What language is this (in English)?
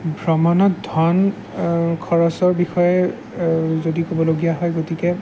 Assamese